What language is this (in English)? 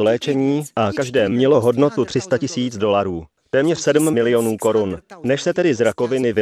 Czech